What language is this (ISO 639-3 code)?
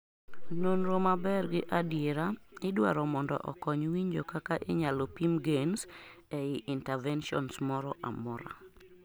luo